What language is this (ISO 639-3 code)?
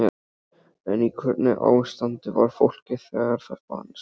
isl